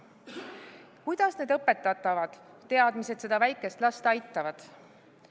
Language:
Estonian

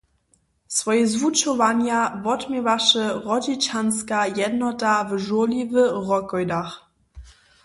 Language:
Upper Sorbian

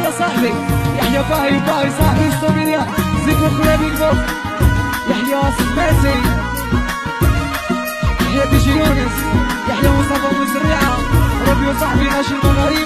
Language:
Arabic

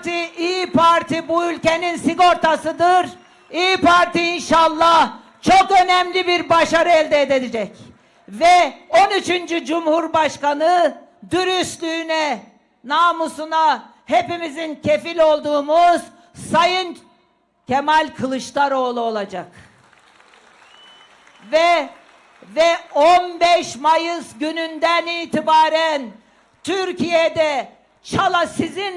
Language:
Turkish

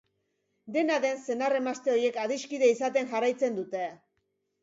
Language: Basque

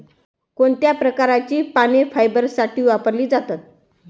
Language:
Marathi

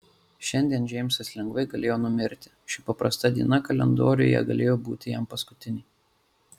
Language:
Lithuanian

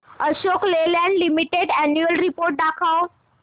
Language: Marathi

